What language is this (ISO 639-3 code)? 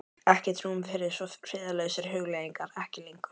isl